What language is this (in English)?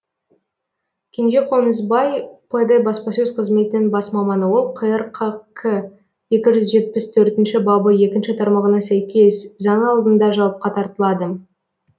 Kazakh